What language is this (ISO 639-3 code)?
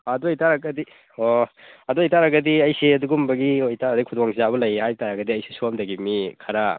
mni